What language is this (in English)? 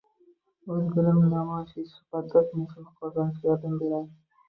Uzbek